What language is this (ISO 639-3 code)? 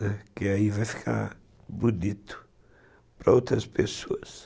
por